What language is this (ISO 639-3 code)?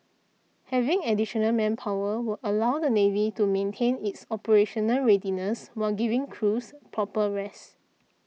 eng